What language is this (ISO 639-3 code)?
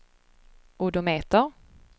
swe